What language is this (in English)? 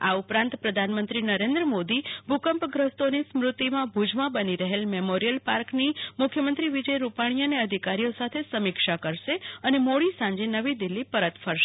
Gujarati